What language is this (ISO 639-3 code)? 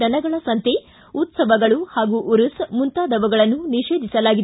kan